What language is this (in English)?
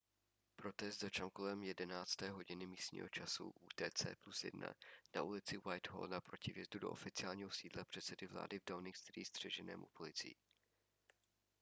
Czech